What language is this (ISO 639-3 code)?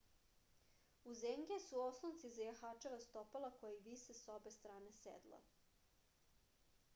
srp